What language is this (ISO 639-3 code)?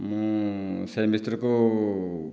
ori